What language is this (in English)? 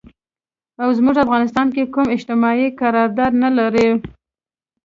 Pashto